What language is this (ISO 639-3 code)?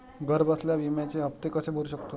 mar